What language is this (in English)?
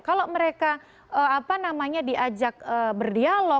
Indonesian